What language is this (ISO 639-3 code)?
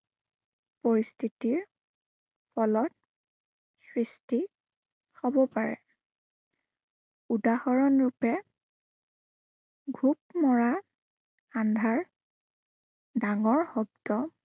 asm